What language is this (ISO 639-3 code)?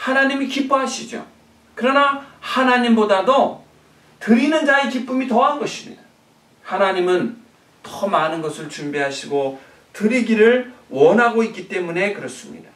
kor